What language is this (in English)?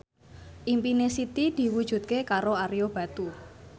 Javanese